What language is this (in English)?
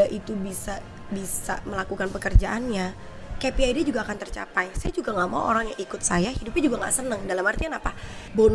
Indonesian